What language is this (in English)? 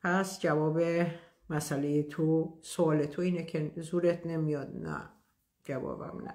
Persian